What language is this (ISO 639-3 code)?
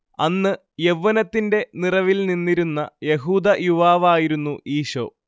mal